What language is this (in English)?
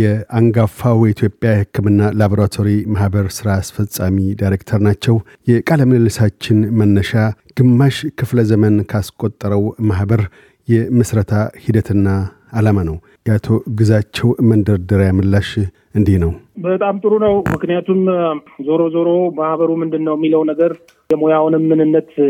Amharic